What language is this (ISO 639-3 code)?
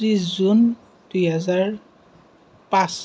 asm